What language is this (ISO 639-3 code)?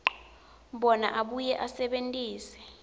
ssw